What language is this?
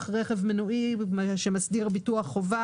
Hebrew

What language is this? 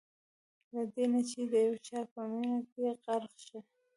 Pashto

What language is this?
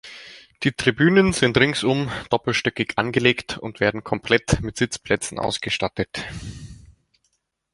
German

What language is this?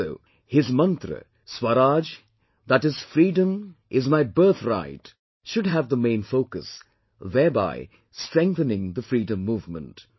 English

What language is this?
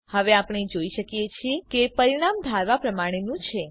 Gujarati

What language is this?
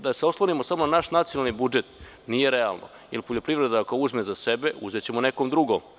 Serbian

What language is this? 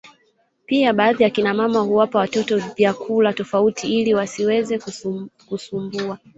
Swahili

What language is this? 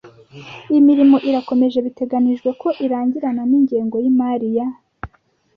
Kinyarwanda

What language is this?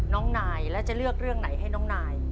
Thai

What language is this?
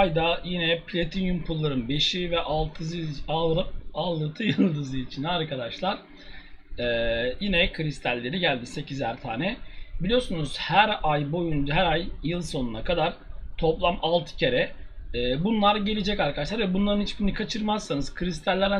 Turkish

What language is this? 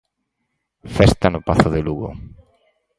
Galician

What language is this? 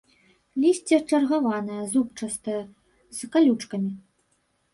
Belarusian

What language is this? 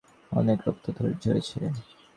Bangla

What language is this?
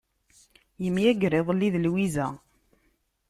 Kabyle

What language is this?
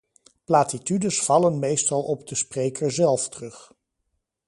Dutch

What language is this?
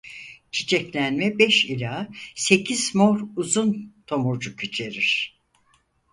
Turkish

